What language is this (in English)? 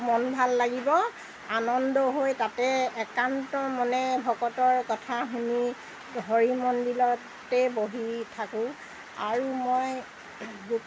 Assamese